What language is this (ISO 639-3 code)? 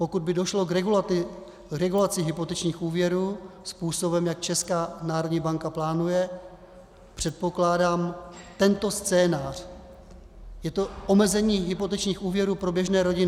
ces